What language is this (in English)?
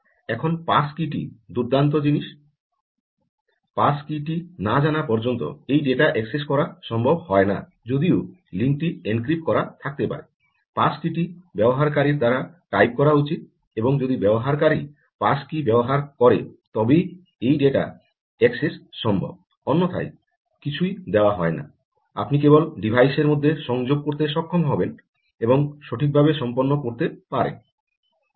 Bangla